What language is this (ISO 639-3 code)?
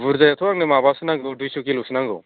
brx